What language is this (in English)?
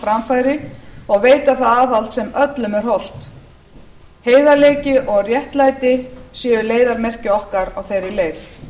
Icelandic